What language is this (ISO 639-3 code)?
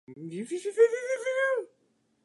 jpn